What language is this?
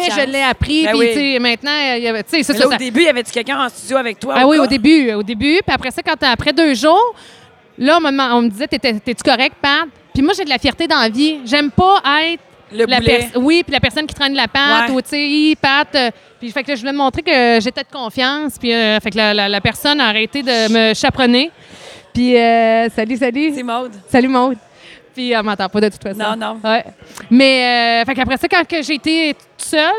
French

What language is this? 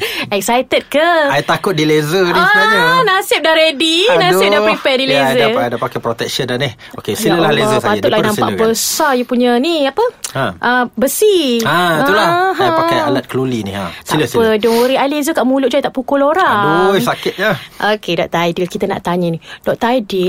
Malay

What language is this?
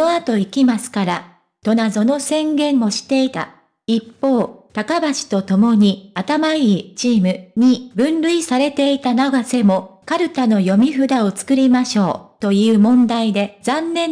Japanese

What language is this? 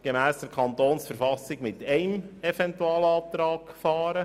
Swiss German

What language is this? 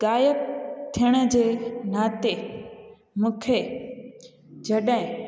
Sindhi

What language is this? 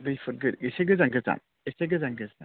Bodo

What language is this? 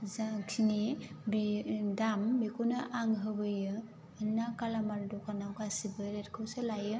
Bodo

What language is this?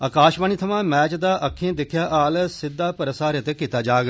Dogri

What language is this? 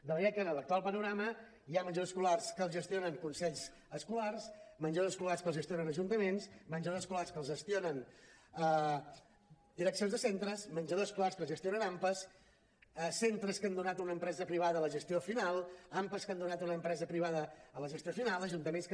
Catalan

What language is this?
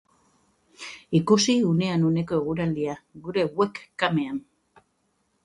Basque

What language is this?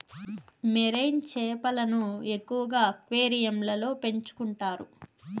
Telugu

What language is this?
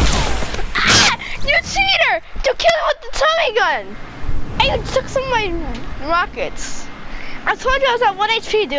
English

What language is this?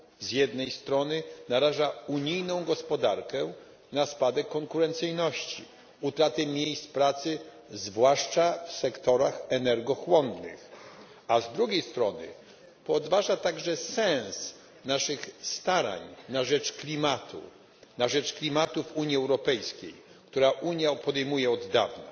Polish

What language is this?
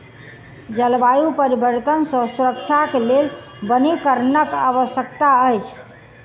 Maithili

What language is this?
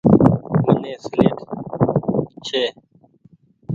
Goaria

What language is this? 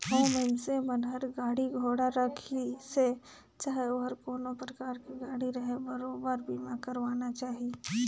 Chhattisgarhi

